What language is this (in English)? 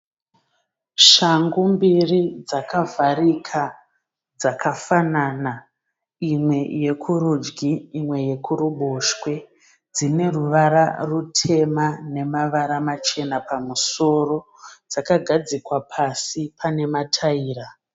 Shona